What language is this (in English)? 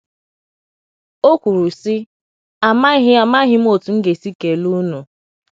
Igbo